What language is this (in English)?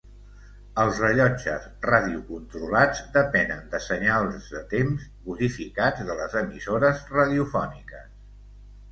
Catalan